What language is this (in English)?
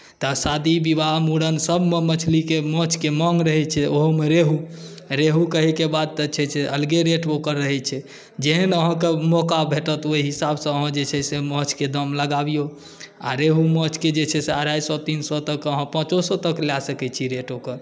Maithili